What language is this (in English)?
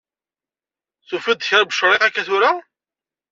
Kabyle